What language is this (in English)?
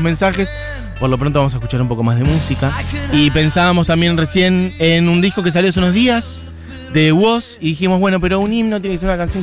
Spanish